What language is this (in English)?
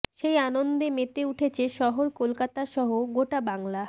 Bangla